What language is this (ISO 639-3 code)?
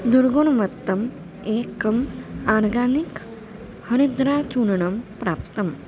san